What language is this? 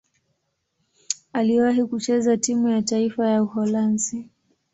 Swahili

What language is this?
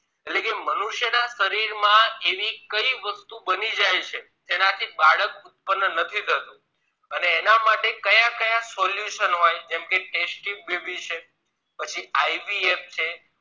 Gujarati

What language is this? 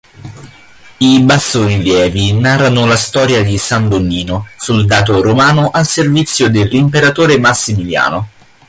Italian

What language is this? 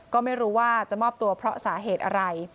Thai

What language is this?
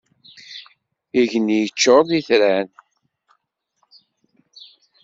Kabyle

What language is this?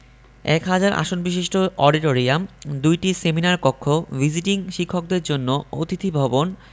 Bangla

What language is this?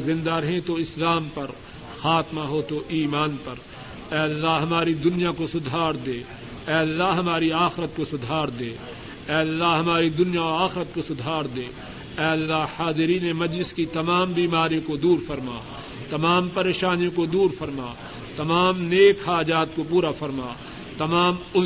Urdu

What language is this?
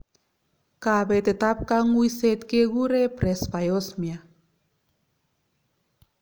Kalenjin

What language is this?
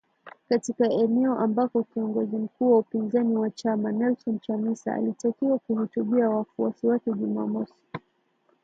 Swahili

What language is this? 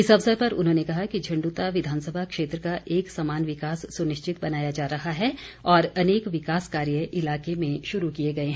Hindi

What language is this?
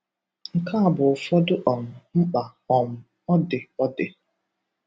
Igbo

